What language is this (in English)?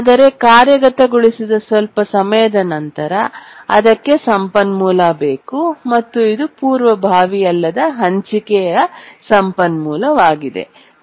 Kannada